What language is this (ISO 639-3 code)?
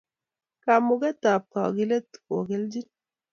kln